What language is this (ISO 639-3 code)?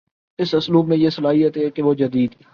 urd